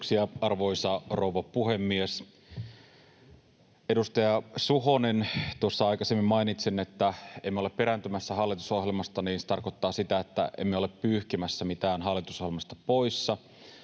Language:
Finnish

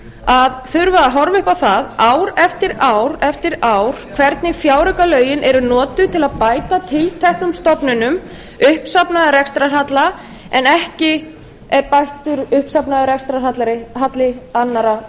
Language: Icelandic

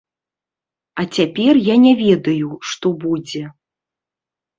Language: Belarusian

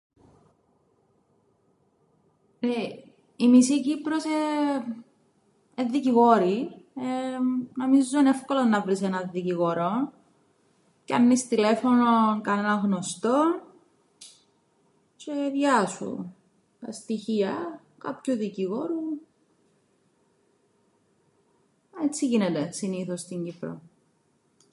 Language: Greek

